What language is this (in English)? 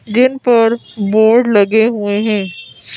Hindi